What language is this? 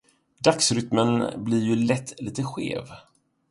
Swedish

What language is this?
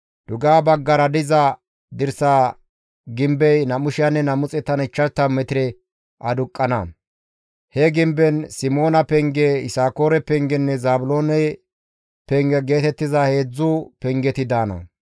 Gamo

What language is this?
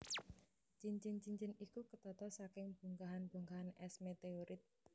Javanese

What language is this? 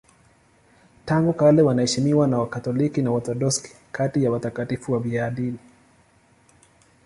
Swahili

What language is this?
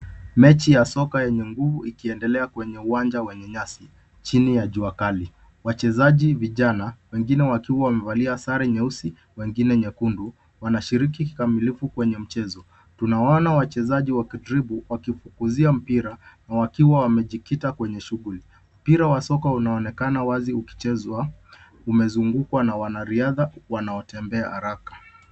Swahili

